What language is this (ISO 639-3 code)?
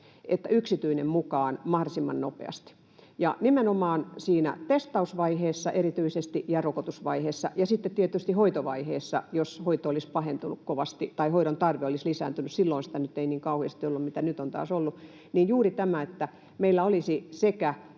fin